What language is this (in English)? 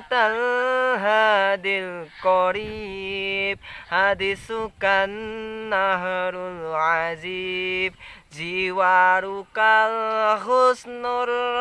Indonesian